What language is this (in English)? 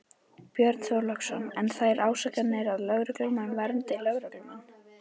Icelandic